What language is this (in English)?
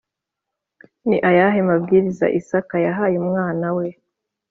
Kinyarwanda